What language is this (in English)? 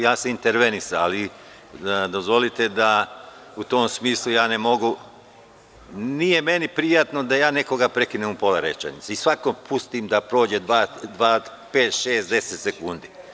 Serbian